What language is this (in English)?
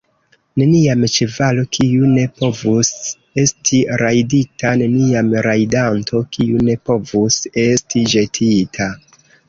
Esperanto